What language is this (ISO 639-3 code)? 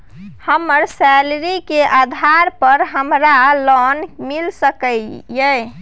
mai